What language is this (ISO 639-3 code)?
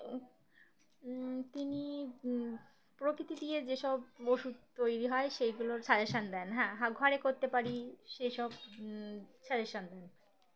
ben